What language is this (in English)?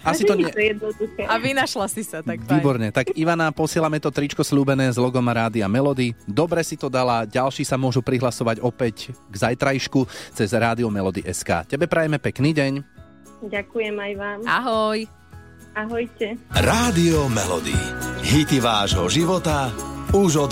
Slovak